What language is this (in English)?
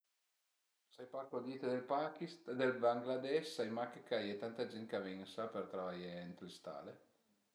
Piedmontese